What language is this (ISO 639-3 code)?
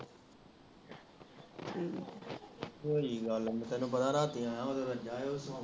pan